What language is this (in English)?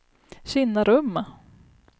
Swedish